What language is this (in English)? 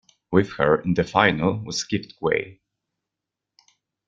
English